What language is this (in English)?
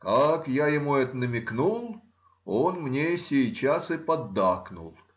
Russian